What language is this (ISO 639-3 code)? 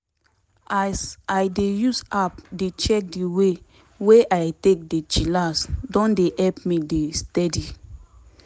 pcm